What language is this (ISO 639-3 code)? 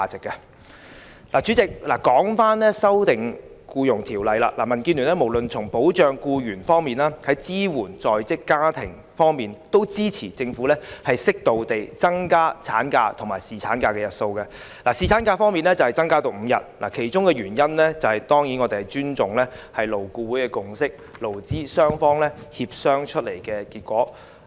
yue